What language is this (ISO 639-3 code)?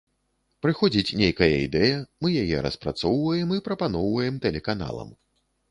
bel